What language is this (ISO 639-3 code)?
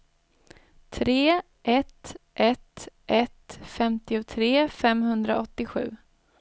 swe